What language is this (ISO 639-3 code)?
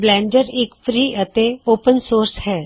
pan